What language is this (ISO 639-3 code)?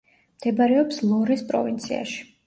kat